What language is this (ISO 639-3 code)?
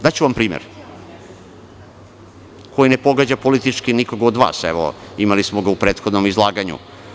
srp